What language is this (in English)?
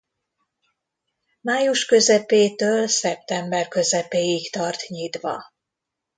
Hungarian